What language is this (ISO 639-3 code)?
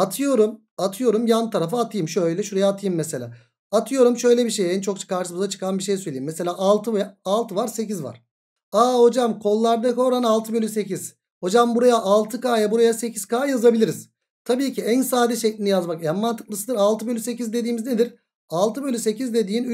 tur